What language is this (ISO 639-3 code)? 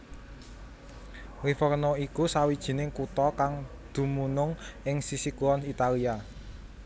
jav